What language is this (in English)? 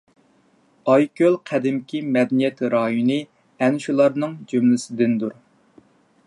Uyghur